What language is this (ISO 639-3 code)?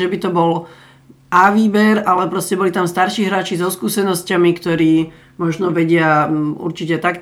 slk